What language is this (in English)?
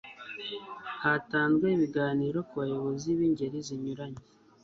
Kinyarwanda